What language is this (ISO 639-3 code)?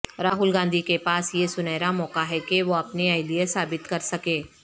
urd